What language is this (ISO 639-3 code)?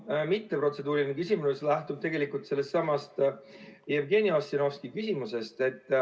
est